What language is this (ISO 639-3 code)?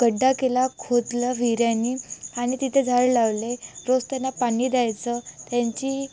mar